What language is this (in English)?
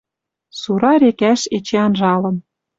Western Mari